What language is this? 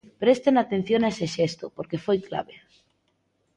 Galician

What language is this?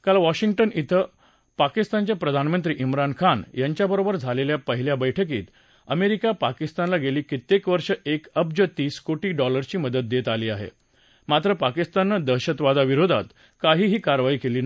Marathi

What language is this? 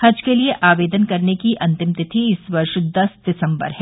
Hindi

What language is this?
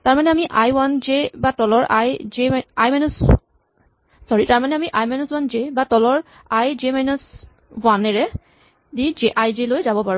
Assamese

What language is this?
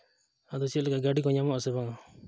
Santali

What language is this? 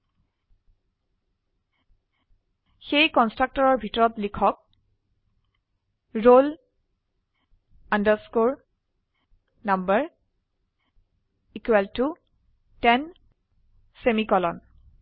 Assamese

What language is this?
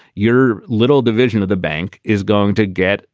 English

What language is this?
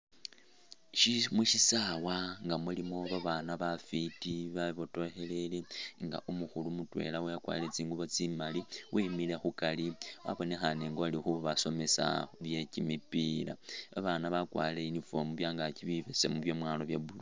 Masaaba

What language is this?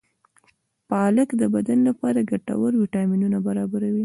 Pashto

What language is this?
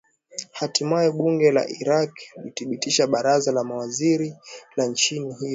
Swahili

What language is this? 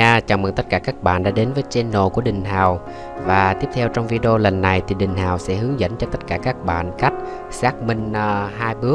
Vietnamese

